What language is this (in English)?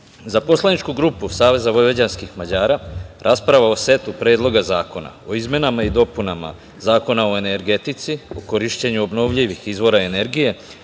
Serbian